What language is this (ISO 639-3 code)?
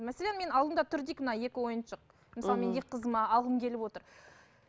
kaz